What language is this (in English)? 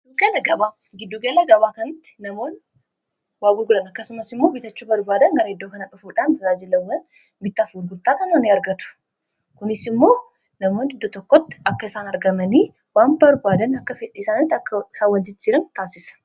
Oromo